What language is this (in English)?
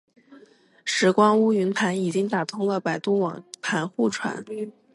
Chinese